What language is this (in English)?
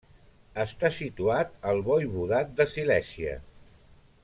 Catalan